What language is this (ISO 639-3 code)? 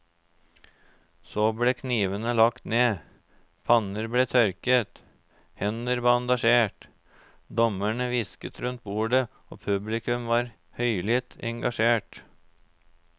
nor